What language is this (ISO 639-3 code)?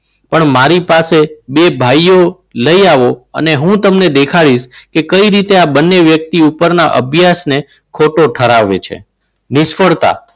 guj